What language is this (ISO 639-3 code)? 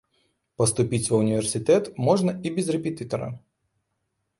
bel